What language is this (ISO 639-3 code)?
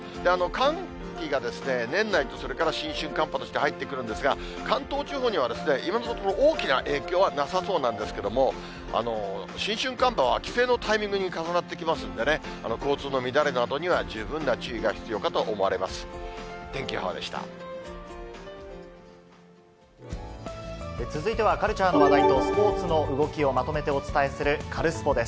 jpn